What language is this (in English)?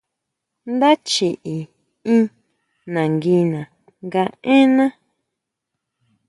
Huautla Mazatec